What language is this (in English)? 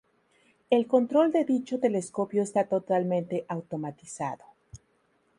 Spanish